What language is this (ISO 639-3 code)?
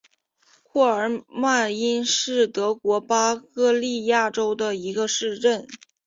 zho